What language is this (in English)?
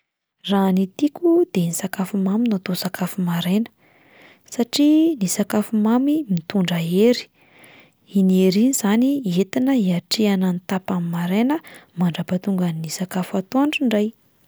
Malagasy